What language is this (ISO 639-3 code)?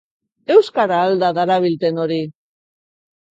eus